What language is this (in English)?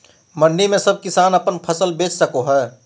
Magahi